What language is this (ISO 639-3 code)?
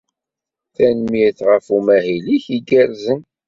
kab